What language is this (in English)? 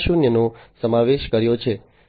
Gujarati